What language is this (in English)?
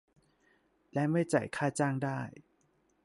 Thai